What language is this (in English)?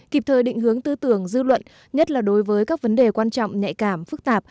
Vietnamese